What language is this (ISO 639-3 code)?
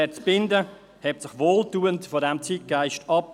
gsw